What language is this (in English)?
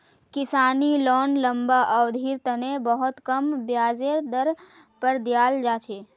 Magahi